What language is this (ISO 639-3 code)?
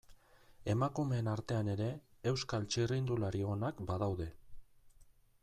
eus